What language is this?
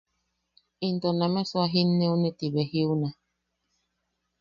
Yaqui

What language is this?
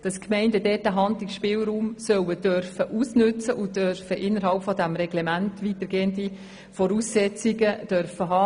Swiss German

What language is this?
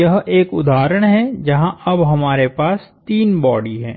Hindi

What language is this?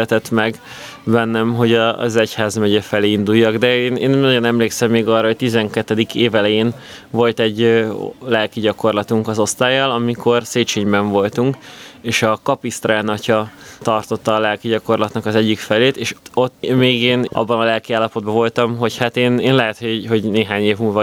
Hungarian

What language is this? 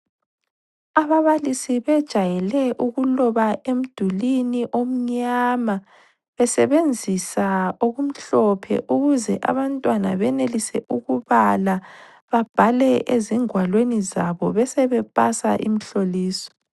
North Ndebele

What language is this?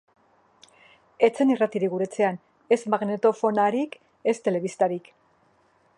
Basque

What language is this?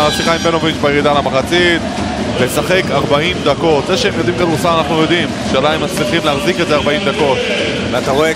Hebrew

